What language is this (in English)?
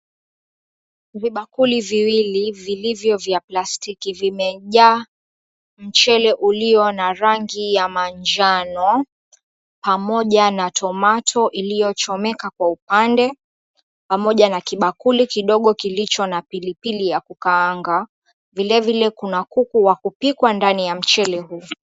Swahili